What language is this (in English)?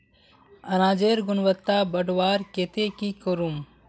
Magahi